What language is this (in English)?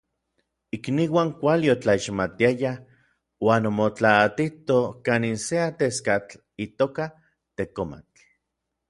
Orizaba Nahuatl